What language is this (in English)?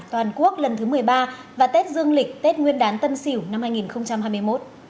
Vietnamese